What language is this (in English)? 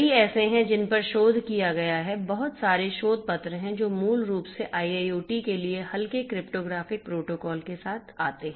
Hindi